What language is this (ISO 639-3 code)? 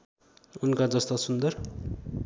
nep